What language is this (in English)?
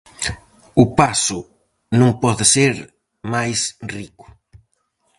Galician